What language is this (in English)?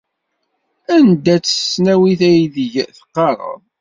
Kabyle